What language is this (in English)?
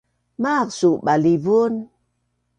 Bunun